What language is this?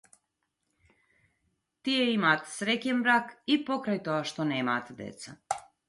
Macedonian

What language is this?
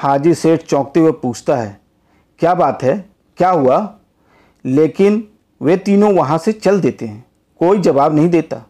Hindi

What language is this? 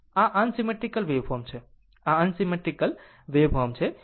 Gujarati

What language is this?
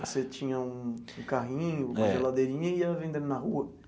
Portuguese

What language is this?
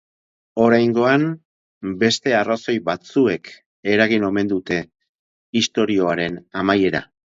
Basque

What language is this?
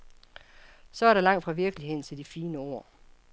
Danish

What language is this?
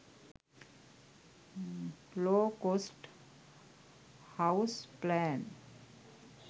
Sinhala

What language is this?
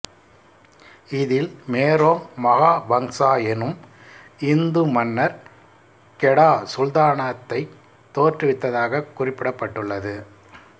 Tamil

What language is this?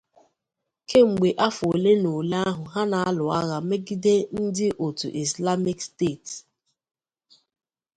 Igbo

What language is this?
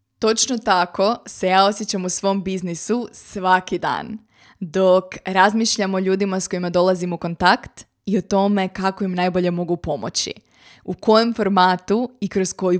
Croatian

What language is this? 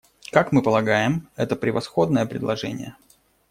Russian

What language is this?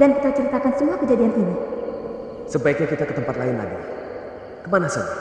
Indonesian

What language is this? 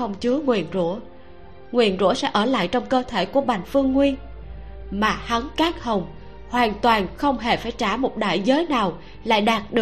Vietnamese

